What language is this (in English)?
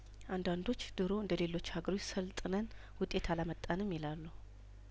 Amharic